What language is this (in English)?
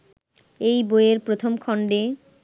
Bangla